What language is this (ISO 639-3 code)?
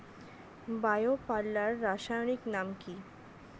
ben